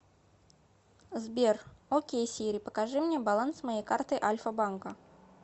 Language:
Russian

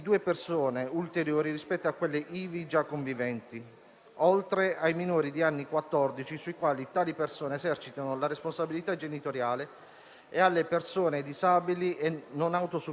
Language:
Italian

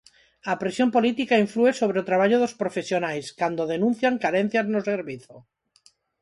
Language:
Galician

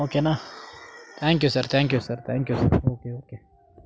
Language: Kannada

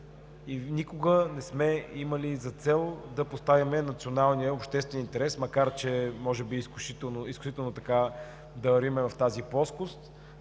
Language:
Bulgarian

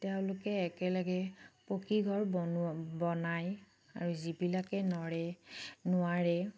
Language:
Assamese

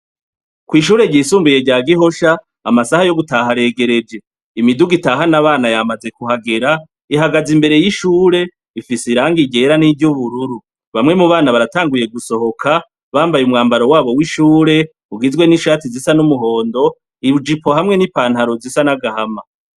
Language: Rundi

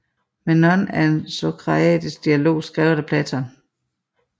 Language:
Danish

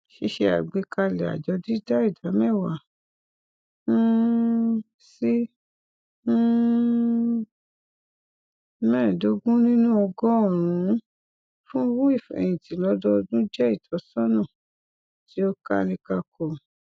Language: Yoruba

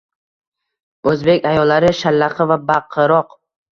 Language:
Uzbek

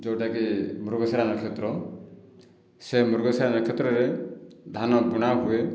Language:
Odia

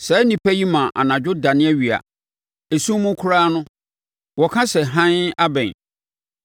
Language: Akan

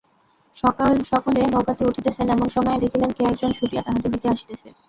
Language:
Bangla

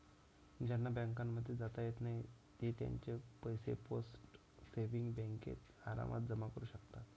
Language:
Marathi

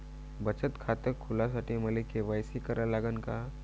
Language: Marathi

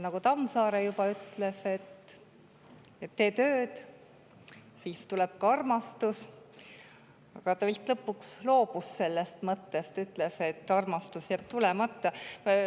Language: Estonian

